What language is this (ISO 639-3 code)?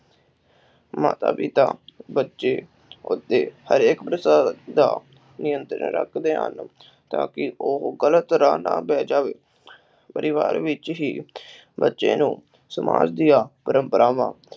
pan